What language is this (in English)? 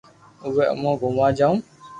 Loarki